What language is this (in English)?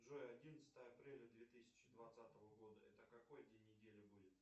Russian